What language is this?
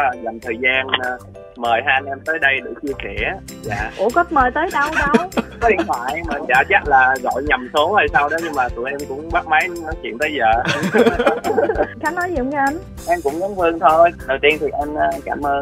Vietnamese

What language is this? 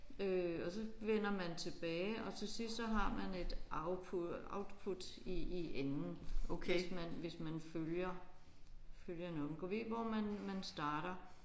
Danish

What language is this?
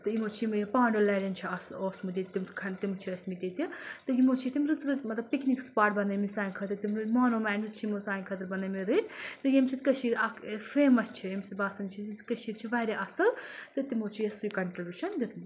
Kashmiri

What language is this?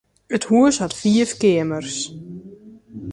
Western Frisian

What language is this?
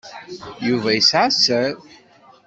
Kabyle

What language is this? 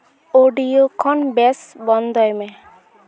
Santali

